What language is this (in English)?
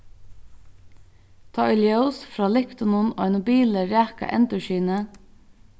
Faroese